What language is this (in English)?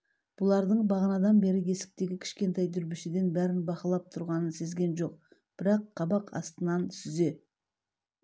Kazakh